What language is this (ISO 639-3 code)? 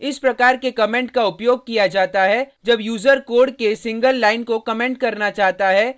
hin